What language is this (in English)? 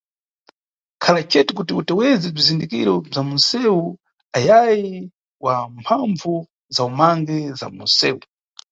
Nyungwe